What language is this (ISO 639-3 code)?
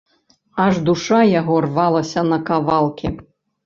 bel